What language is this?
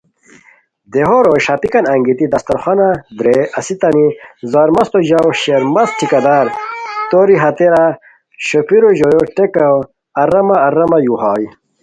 Khowar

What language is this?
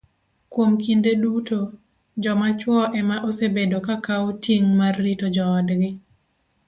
Luo (Kenya and Tanzania)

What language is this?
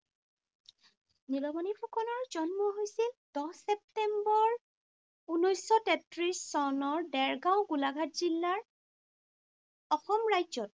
Assamese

